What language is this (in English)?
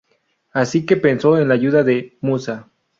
Spanish